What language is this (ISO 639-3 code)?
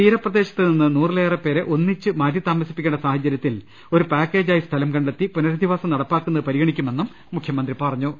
mal